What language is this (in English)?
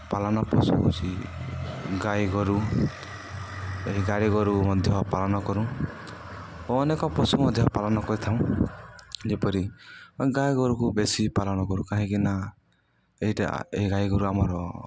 Odia